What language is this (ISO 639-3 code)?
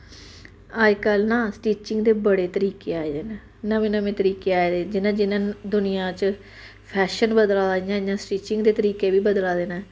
doi